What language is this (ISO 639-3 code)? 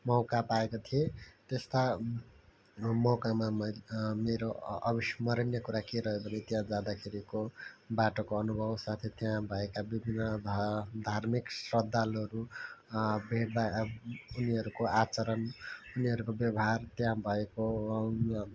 nep